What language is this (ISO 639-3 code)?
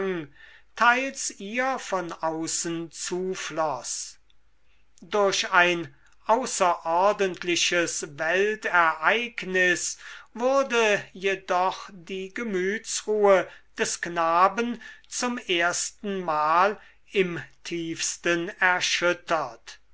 deu